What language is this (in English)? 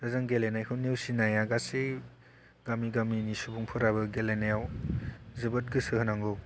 Bodo